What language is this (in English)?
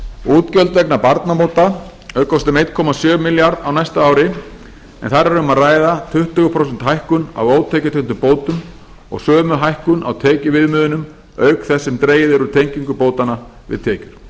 Icelandic